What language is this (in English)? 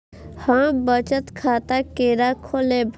Maithili